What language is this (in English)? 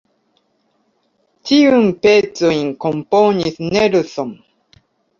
Esperanto